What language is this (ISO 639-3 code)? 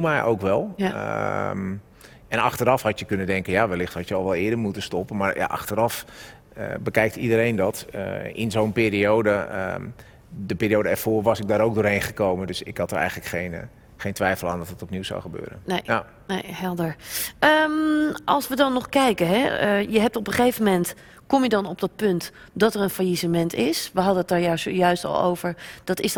nld